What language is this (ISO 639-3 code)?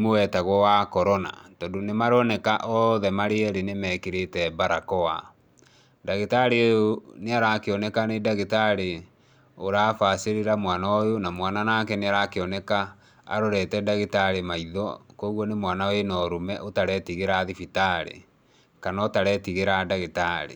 kik